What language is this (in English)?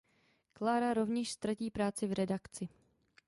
Czech